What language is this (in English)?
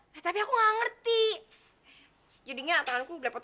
Indonesian